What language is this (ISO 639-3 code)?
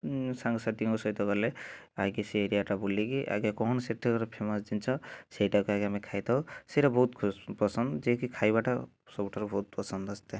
ori